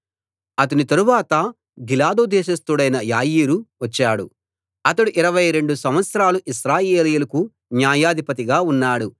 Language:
Telugu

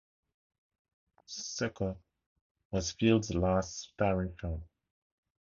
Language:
English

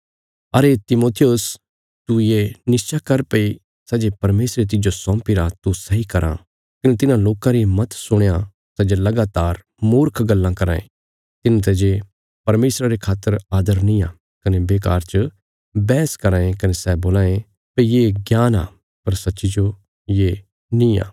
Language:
Bilaspuri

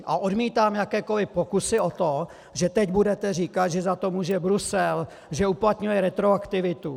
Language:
Czech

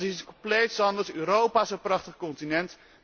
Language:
Dutch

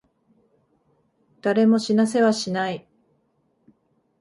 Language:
Japanese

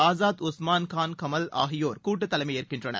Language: Tamil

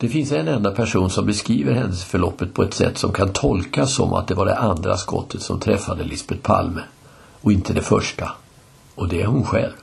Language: Swedish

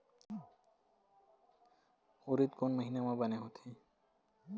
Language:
Chhattisgarhi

